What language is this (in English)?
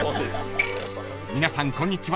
Japanese